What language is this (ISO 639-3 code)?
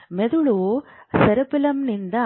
kan